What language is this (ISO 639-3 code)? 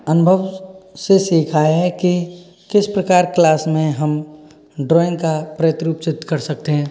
hin